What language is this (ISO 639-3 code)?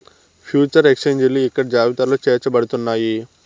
tel